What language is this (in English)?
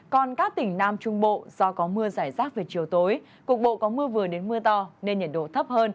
Vietnamese